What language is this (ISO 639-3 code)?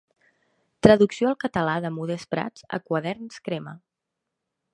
cat